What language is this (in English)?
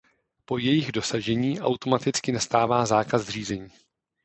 Czech